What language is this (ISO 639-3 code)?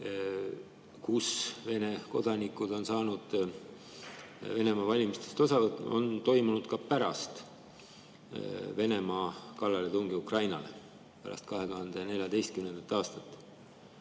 est